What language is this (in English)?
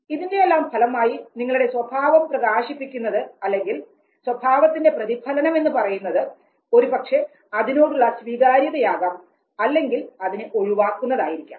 Malayalam